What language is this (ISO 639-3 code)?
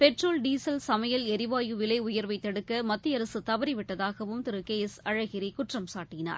tam